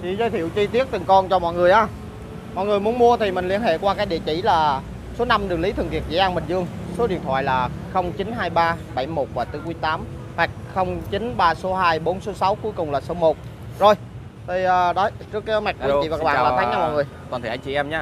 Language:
Vietnamese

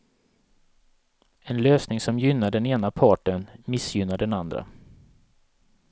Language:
Swedish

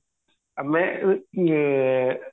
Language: Odia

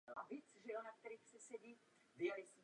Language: Czech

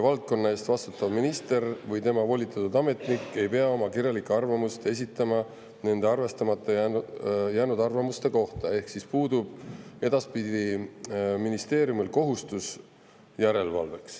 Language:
Estonian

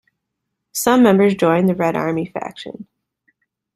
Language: English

